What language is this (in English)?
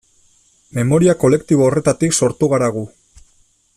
Basque